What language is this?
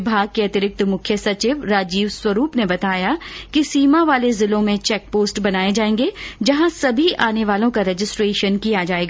Hindi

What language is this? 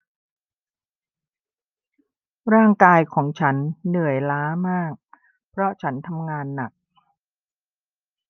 Thai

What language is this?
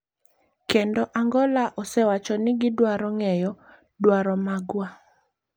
Luo (Kenya and Tanzania)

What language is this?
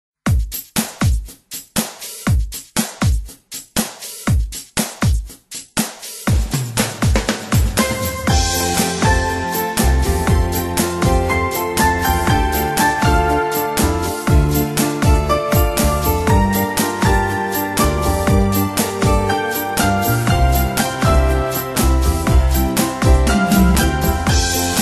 Polish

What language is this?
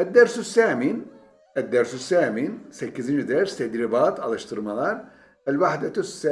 Turkish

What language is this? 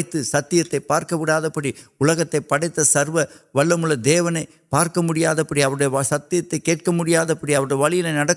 Urdu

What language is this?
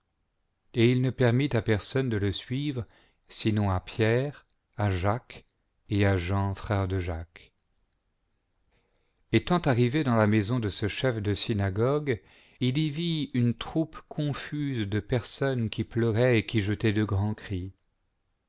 French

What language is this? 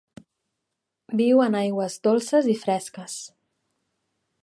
Catalan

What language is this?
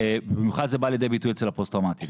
Hebrew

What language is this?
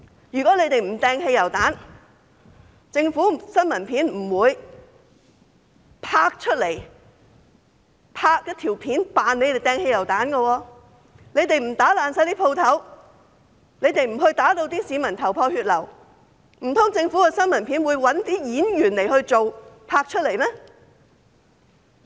Cantonese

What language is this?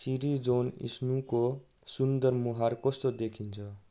Nepali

